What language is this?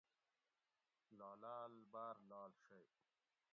Gawri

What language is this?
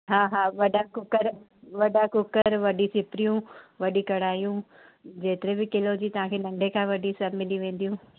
Sindhi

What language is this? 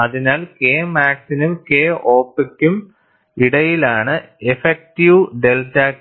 Malayalam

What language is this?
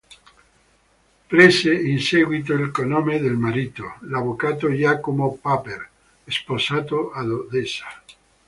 Italian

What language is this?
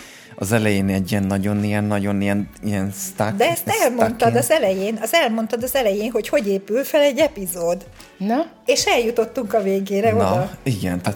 Hungarian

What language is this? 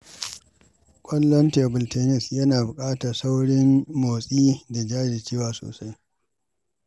Hausa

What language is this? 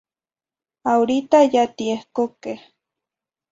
Zacatlán-Ahuacatlán-Tepetzintla Nahuatl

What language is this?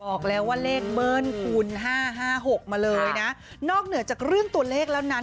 Thai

